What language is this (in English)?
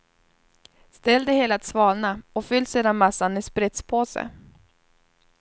Swedish